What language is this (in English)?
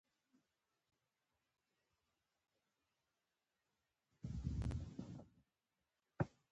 Pashto